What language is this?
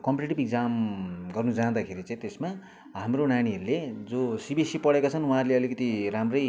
Nepali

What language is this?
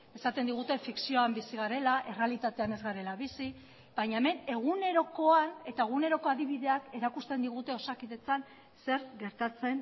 Basque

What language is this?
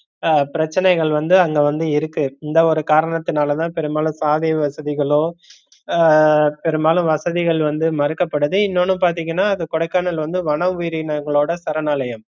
Tamil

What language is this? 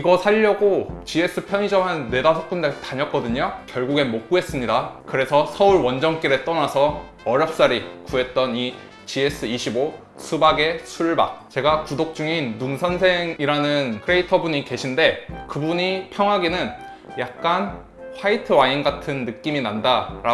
Korean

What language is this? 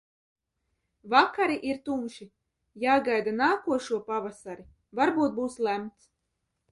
Latvian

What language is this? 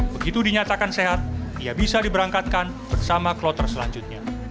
Indonesian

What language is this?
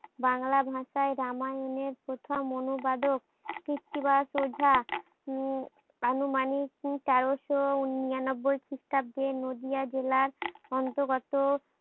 Bangla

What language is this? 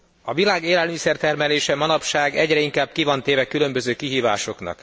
Hungarian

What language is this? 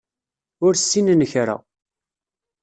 Kabyle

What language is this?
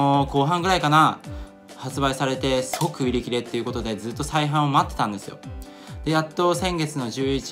Japanese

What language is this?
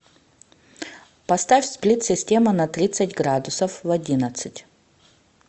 Russian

